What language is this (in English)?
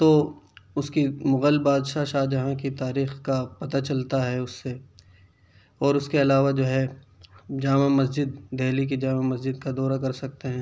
Urdu